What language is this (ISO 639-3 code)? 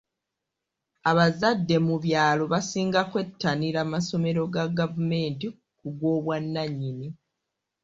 lug